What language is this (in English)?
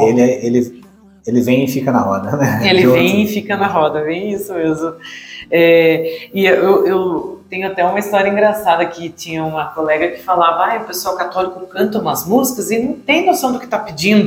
Portuguese